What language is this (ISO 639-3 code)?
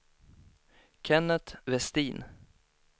swe